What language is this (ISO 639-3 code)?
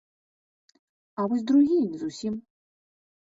bel